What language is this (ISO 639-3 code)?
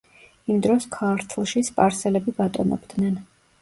kat